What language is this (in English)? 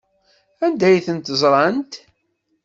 Kabyle